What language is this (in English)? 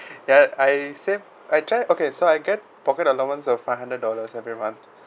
English